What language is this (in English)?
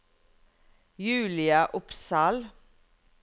Norwegian